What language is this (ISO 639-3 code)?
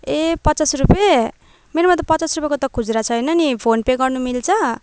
nep